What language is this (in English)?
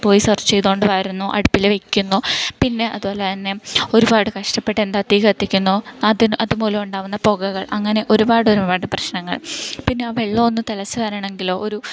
Malayalam